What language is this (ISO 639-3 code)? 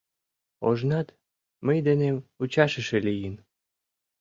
chm